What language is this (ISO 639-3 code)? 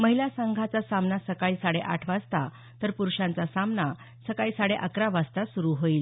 mar